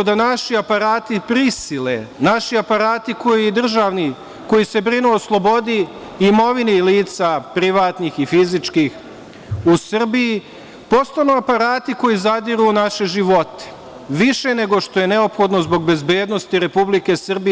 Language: Serbian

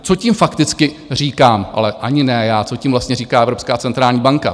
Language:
Czech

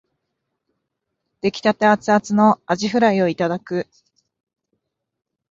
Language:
Japanese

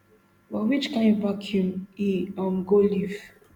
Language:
Nigerian Pidgin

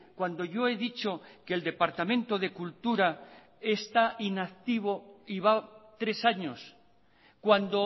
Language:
Spanish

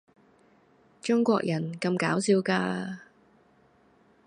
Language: Cantonese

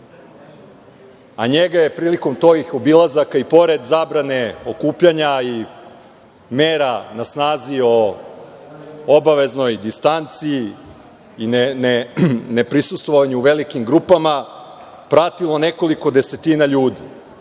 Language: Serbian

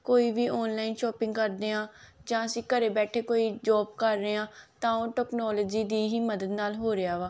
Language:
Punjabi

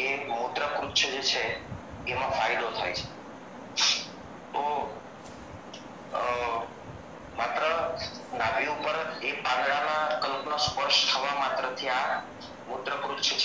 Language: Romanian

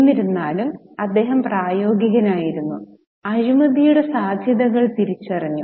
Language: Malayalam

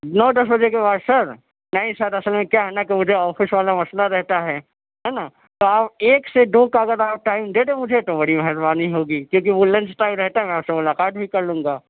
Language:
Urdu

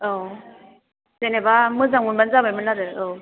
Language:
Bodo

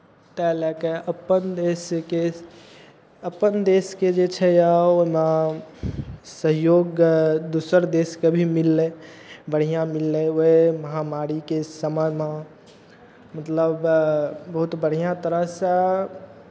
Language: Maithili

